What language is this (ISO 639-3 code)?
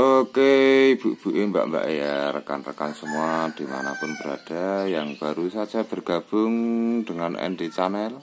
ind